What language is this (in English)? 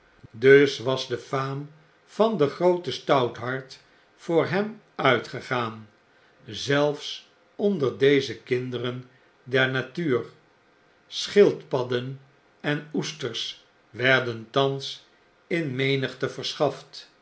Dutch